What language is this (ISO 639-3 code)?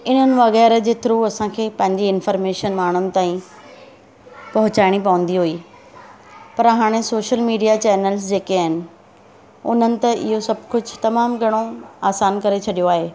snd